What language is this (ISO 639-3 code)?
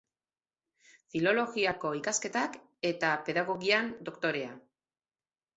eus